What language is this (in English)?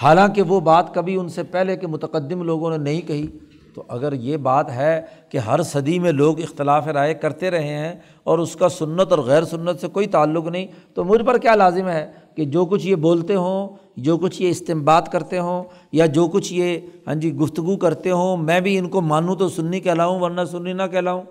Urdu